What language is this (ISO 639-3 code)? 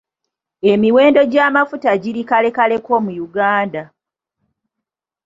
lug